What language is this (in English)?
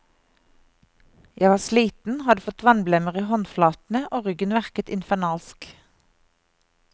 Norwegian